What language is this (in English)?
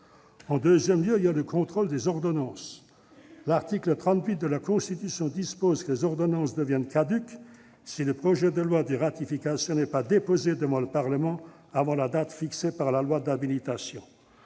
French